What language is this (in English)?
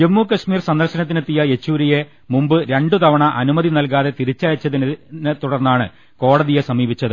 Malayalam